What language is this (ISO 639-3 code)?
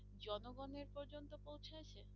ben